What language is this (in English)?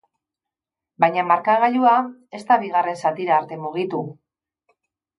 Basque